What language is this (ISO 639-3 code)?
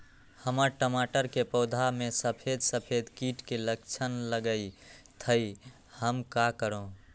mag